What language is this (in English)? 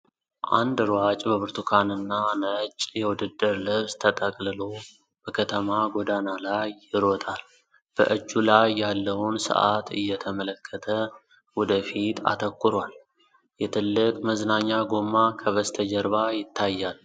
Amharic